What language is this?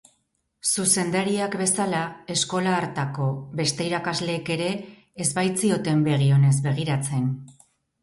Basque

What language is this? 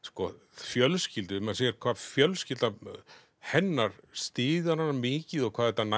Icelandic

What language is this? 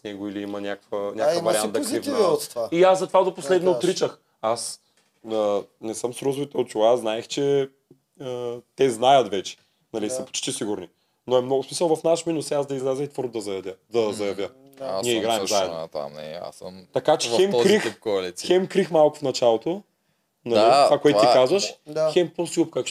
Bulgarian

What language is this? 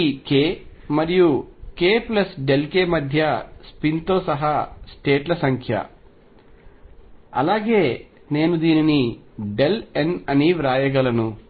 Telugu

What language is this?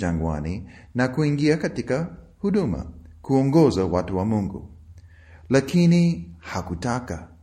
Swahili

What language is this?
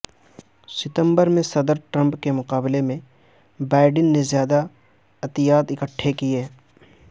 Urdu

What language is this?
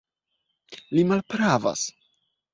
Esperanto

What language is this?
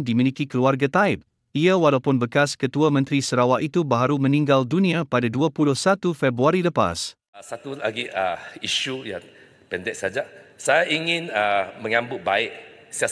Malay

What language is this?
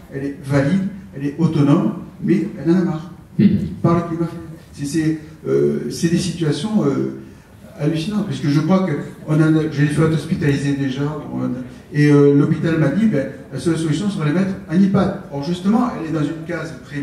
French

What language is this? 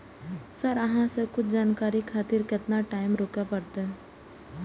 Maithili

